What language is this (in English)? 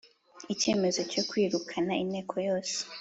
Kinyarwanda